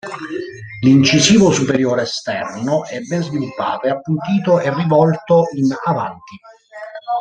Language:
Italian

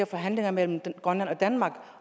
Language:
Danish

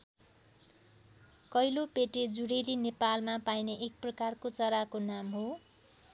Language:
Nepali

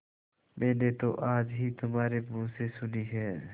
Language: Hindi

